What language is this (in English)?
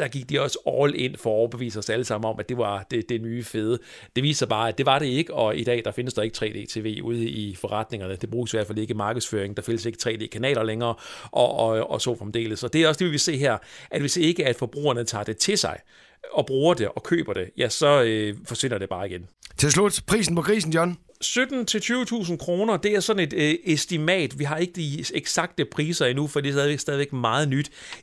Danish